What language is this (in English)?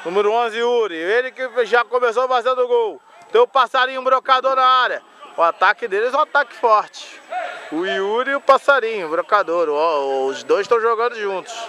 Portuguese